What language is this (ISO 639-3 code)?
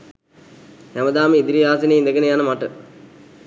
sin